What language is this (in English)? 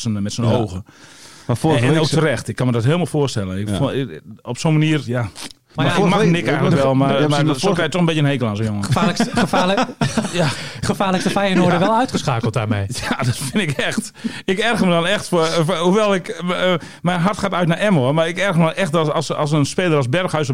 Dutch